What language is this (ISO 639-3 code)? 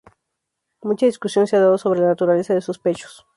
spa